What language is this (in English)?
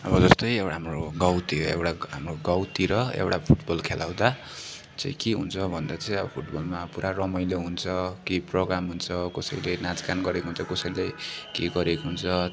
Nepali